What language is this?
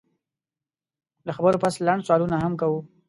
Pashto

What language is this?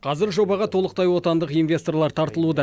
Kazakh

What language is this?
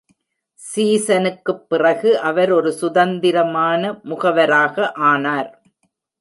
Tamil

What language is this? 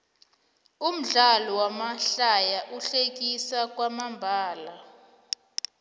South Ndebele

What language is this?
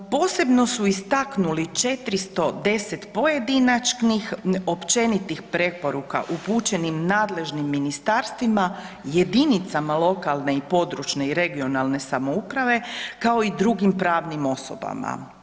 Croatian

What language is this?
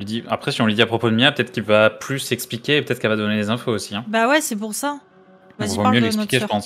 French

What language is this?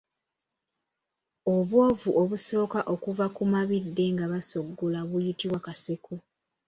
Ganda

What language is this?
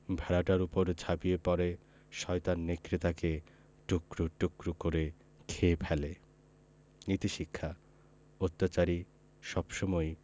Bangla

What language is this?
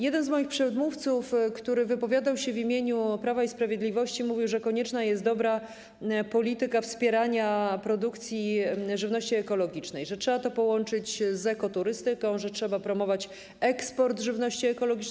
Polish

